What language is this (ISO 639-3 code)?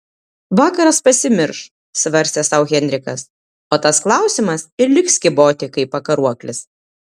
lit